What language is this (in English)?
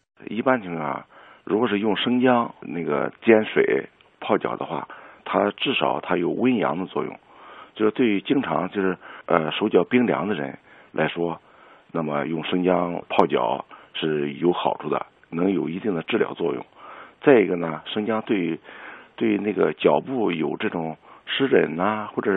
Chinese